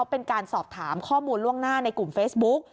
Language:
Thai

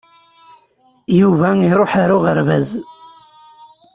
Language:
Kabyle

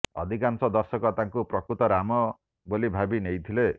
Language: Odia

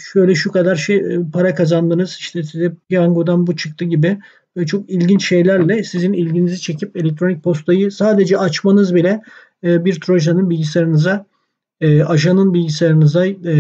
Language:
Turkish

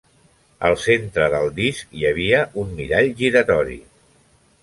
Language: Catalan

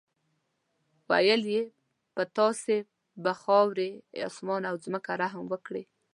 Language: Pashto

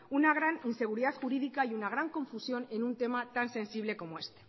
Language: Spanish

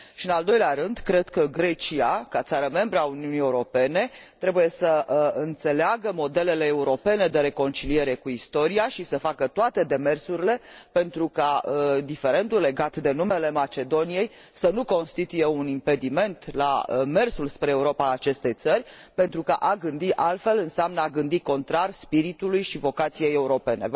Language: Romanian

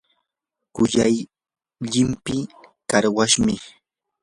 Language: Yanahuanca Pasco Quechua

